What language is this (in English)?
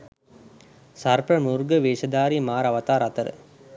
Sinhala